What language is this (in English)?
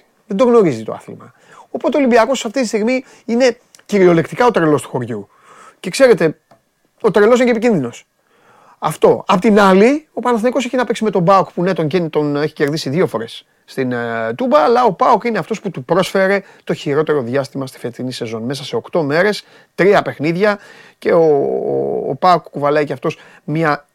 Greek